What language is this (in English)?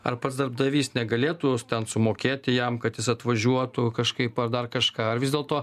Lithuanian